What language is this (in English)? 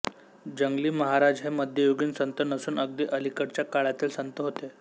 Marathi